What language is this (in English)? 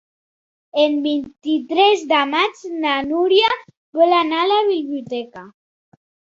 Catalan